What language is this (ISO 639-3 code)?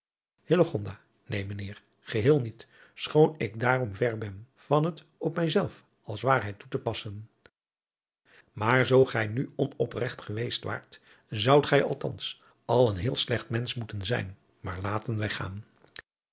nld